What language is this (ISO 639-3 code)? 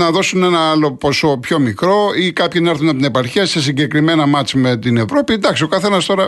ell